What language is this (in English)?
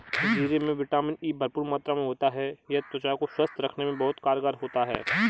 Hindi